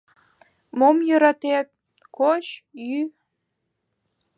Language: Mari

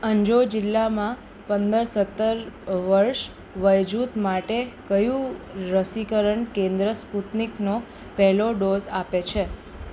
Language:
Gujarati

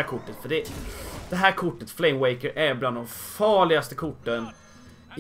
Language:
Swedish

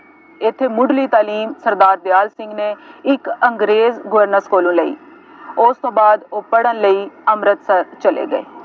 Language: Punjabi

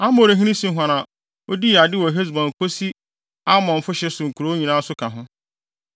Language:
Akan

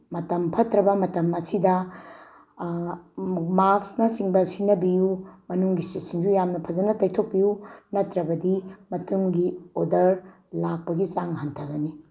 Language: Manipuri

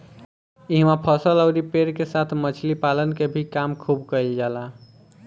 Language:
Bhojpuri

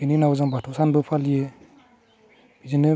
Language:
Bodo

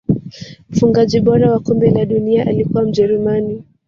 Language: Swahili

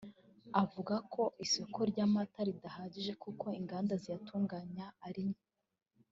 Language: Kinyarwanda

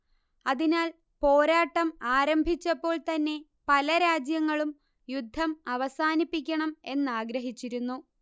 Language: Malayalam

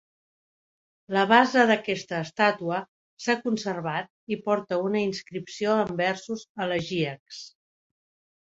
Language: Catalan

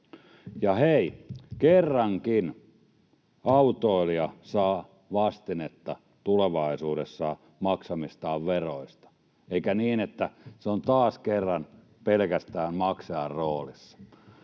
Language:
Finnish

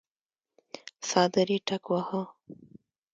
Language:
Pashto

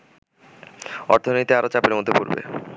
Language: Bangla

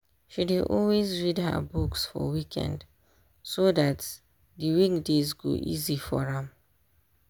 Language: Nigerian Pidgin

